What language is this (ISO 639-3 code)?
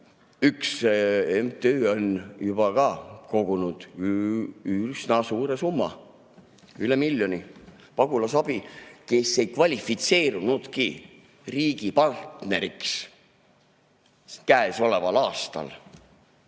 est